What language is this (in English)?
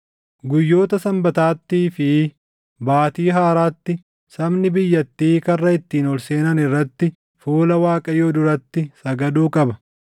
Oromo